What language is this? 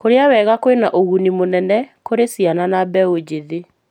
Kikuyu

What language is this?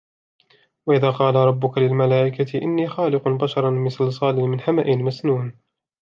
Arabic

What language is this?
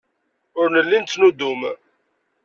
Kabyle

